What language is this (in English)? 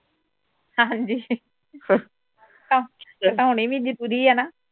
Punjabi